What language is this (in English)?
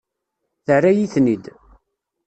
Kabyle